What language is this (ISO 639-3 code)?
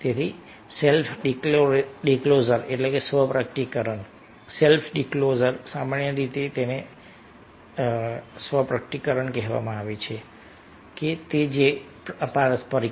guj